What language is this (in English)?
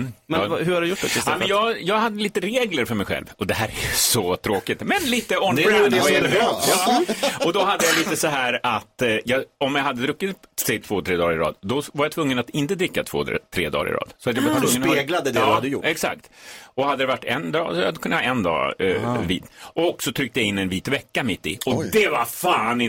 Swedish